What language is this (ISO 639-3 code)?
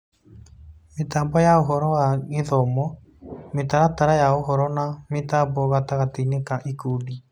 kik